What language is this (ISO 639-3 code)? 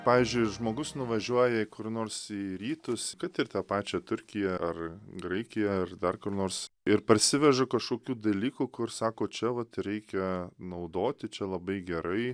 lit